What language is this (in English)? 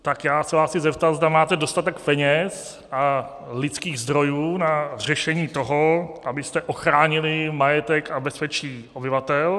Czech